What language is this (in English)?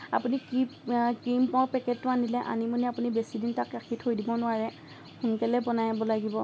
Assamese